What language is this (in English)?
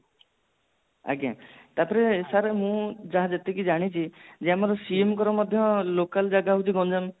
Odia